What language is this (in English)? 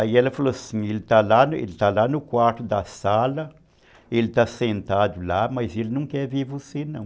Portuguese